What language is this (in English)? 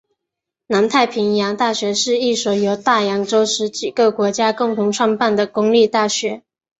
Chinese